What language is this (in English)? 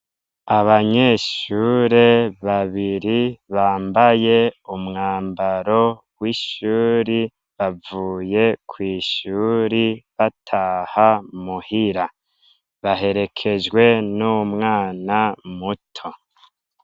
Rundi